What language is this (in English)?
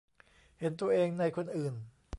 Thai